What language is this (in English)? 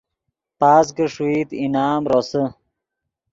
Yidgha